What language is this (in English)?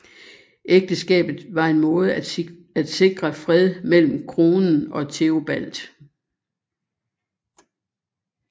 Danish